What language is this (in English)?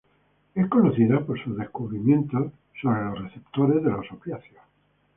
Spanish